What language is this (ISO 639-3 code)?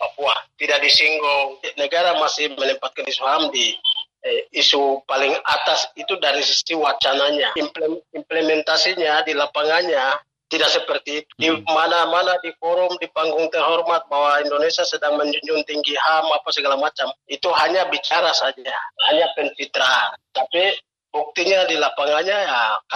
ind